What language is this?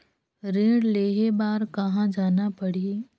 Chhattisgarhi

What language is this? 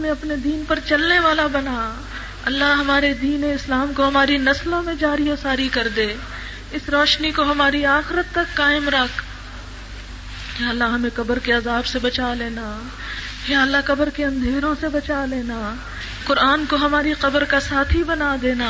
Urdu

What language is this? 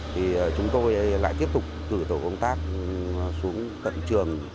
Vietnamese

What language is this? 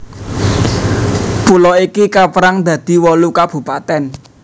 Javanese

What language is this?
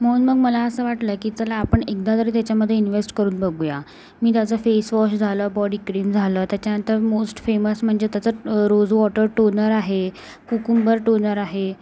Marathi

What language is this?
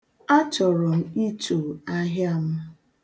Igbo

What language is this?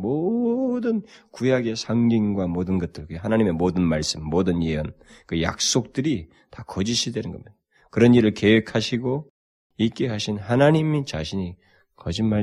Korean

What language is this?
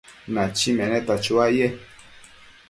Matsés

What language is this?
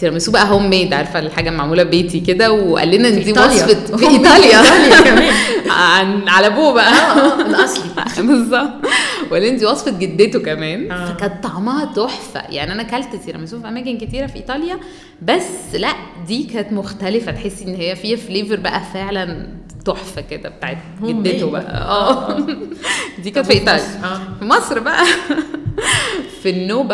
Arabic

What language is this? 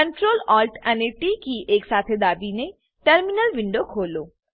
Gujarati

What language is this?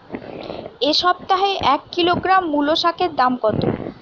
Bangla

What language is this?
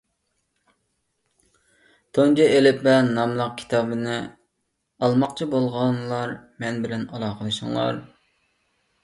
Uyghur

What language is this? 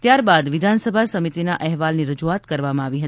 Gujarati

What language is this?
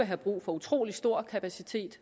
Danish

